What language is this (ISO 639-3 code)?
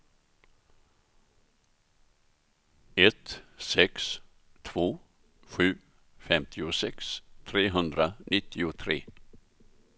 swe